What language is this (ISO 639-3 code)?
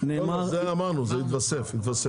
heb